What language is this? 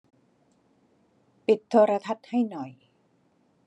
Thai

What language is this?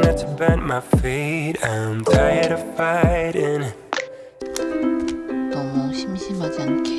Korean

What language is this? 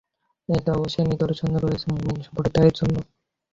Bangla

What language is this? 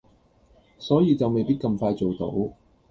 Cantonese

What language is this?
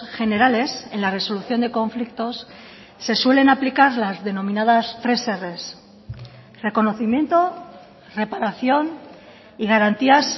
Spanish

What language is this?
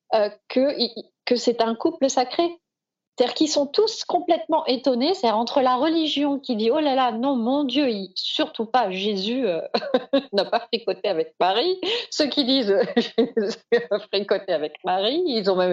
French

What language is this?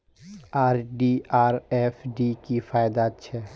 Magahi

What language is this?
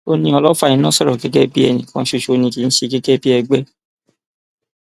Yoruba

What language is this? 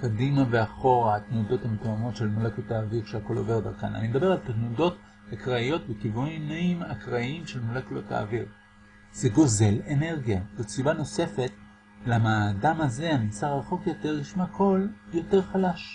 Hebrew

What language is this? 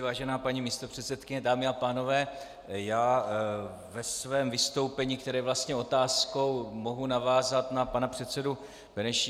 Czech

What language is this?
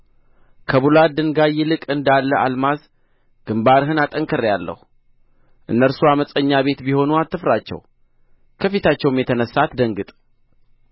Amharic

